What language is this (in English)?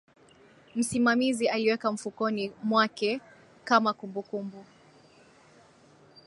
Swahili